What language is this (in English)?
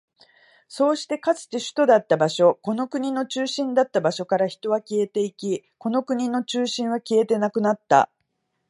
Japanese